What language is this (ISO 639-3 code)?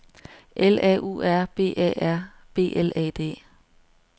dan